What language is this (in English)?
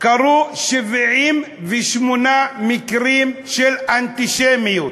Hebrew